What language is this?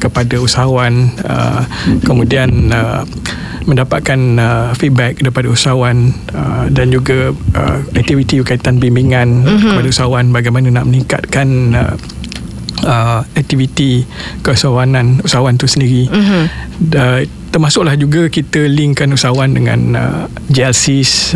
Malay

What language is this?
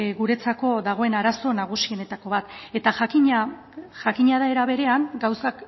Basque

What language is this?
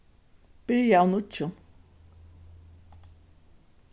Faroese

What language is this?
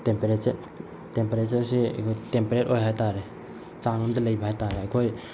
Manipuri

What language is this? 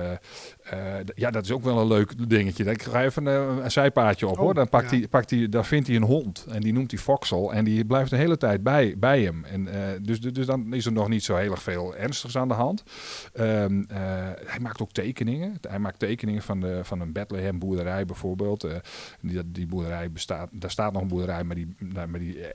Dutch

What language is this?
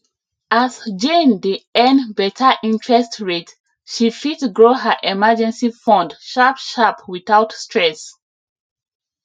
Nigerian Pidgin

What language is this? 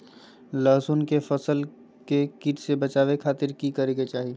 Magahi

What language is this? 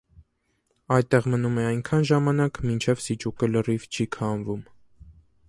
Armenian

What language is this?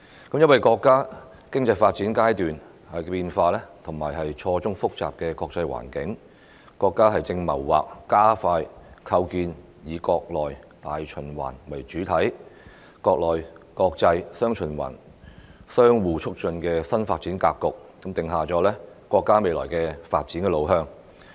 Cantonese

